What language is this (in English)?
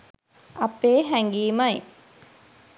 Sinhala